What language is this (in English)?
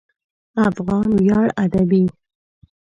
Pashto